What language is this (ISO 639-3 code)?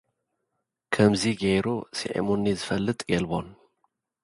tir